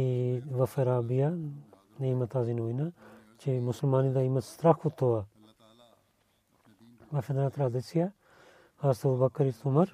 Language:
Bulgarian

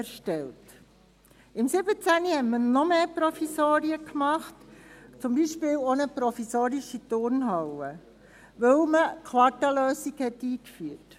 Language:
Swiss German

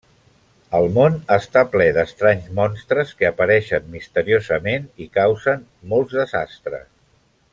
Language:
Catalan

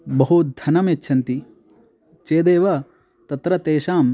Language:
Sanskrit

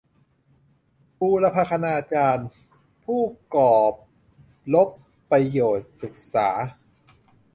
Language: Thai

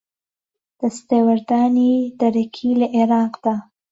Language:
Central Kurdish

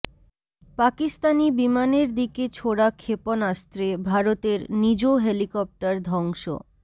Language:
Bangla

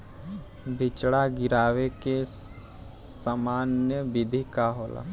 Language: Bhojpuri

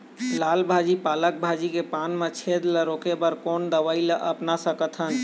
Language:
Chhattisgarhi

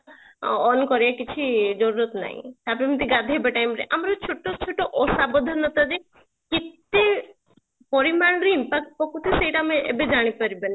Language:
Odia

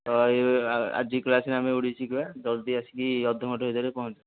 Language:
Odia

